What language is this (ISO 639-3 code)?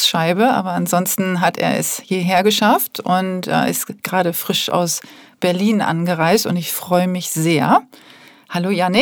deu